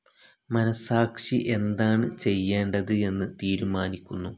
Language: Malayalam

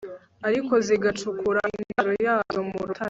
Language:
Kinyarwanda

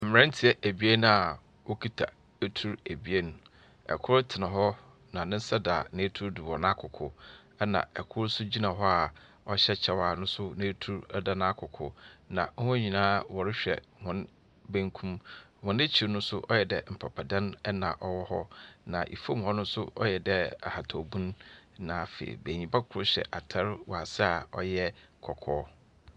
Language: Akan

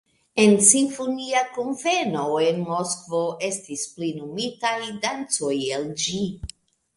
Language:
Esperanto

